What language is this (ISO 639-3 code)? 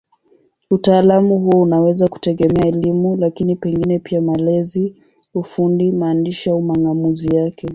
swa